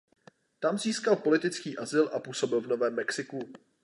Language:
Czech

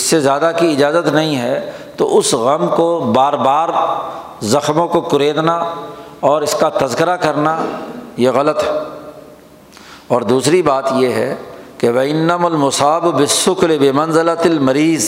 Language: Urdu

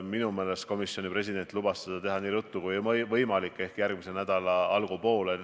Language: Estonian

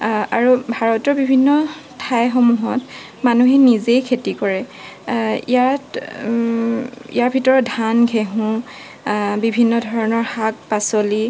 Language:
Assamese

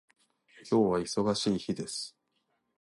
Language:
Japanese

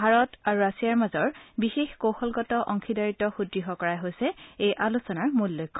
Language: Assamese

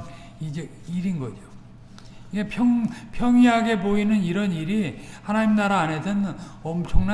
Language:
Korean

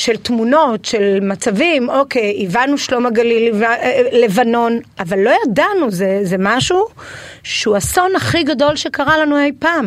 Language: Hebrew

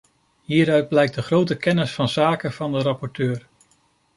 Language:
Dutch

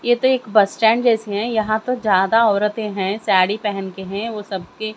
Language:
Hindi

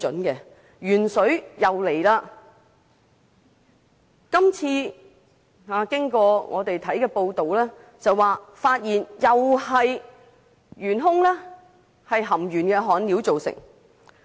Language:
Cantonese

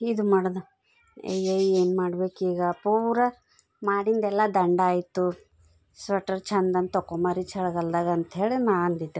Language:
Kannada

